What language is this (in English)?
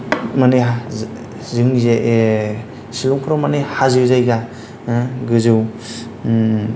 Bodo